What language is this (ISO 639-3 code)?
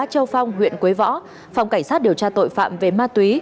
vie